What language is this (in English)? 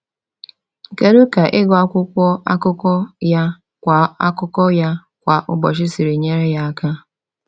Igbo